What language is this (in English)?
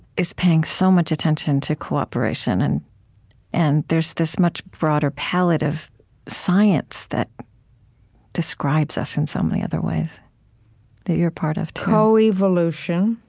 English